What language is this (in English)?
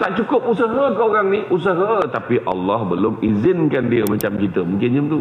Malay